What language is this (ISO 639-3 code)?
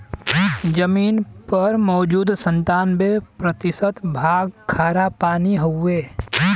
bho